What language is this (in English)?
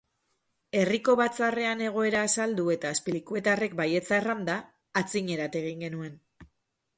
Basque